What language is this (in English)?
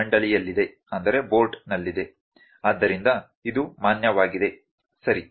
Kannada